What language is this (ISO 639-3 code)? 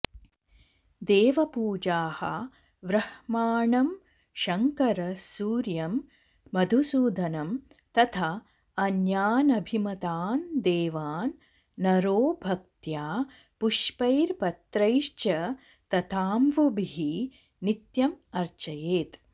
san